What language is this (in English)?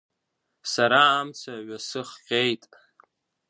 Abkhazian